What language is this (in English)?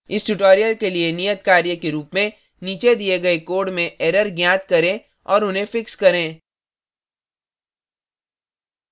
Hindi